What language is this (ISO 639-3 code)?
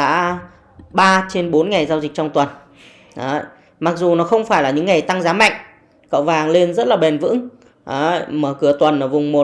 vie